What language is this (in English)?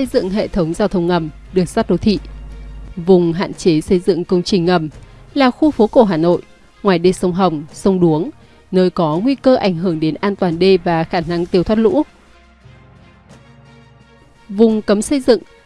Vietnamese